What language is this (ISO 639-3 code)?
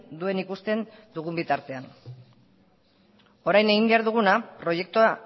eus